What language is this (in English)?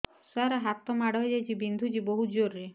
Odia